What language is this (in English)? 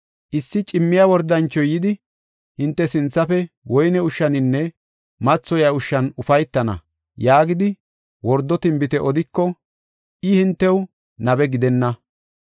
Gofa